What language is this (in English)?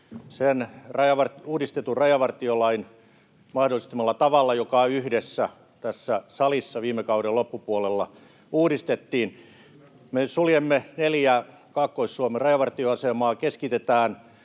Finnish